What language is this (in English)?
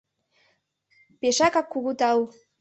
Mari